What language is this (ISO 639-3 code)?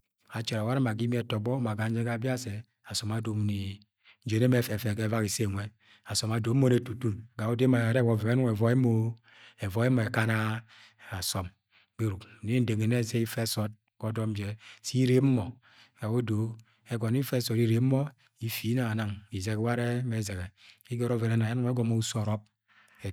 yay